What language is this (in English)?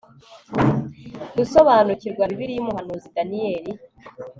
Kinyarwanda